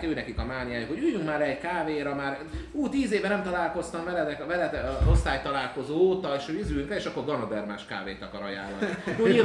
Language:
Hungarian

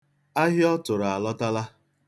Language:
Igbo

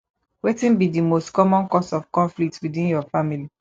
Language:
Nigerian Pidgin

